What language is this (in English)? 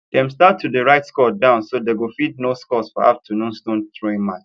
Nigerian Pidgin